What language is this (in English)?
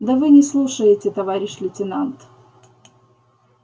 Russian